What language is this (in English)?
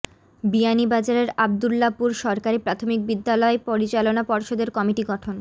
Bangla